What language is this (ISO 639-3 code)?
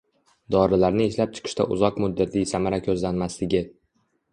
uzb